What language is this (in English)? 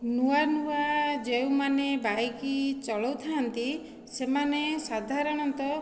Odia